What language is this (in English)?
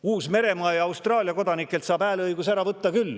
Estonian